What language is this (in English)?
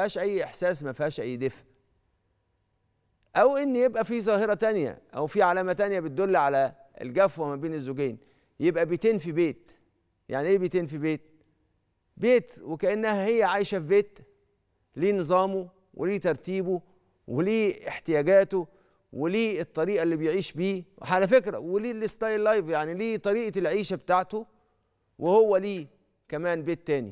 Arabic